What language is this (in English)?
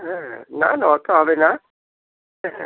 Bangla